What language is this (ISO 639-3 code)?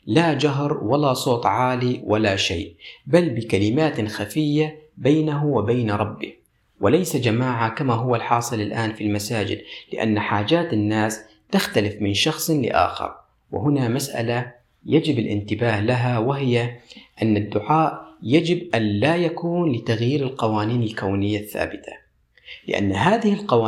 ara